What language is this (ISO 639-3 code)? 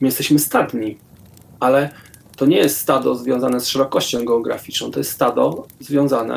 pol